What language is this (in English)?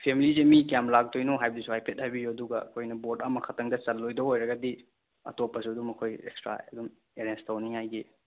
Manipuri